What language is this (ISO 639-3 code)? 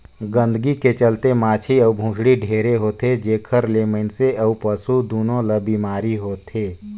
hne